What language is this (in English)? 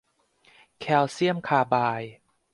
Thai